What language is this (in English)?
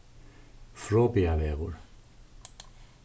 Faroese